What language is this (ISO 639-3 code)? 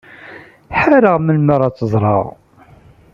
kab